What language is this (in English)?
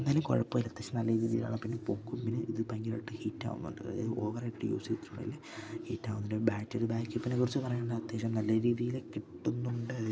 Malayalam